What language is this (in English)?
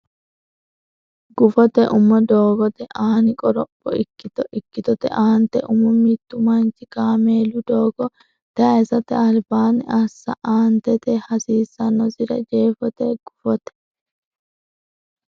Sidamo